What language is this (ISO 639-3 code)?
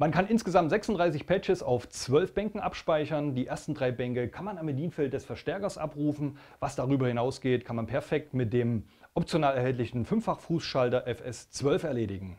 deu